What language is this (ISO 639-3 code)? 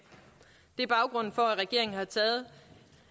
dan